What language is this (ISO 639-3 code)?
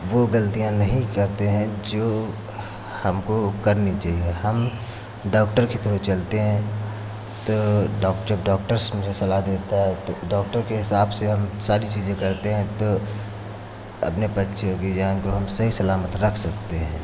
hin